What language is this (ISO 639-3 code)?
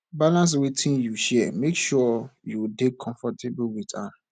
pcm